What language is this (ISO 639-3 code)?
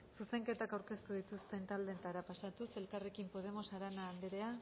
eus